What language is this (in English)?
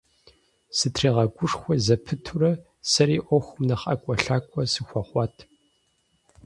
Kabardian